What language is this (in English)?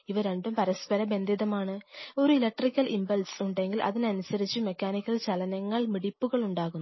Malayalam